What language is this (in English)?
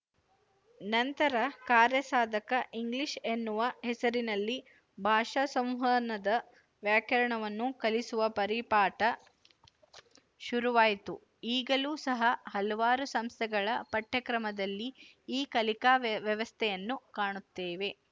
Kannada